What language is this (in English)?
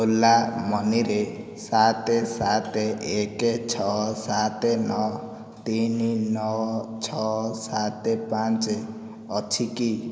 Odia